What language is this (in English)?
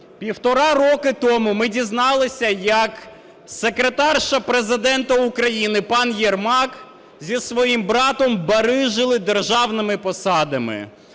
Ukrainian